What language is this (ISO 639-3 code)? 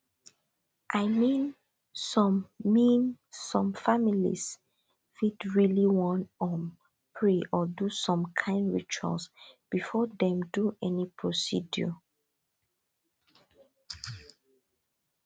pcm